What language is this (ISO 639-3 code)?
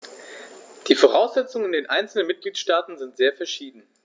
deu